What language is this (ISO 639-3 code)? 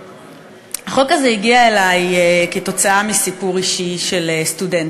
heb